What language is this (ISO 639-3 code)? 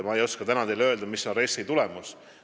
est